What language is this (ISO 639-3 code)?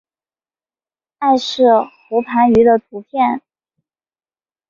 zho